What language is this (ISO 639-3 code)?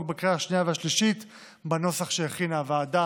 heb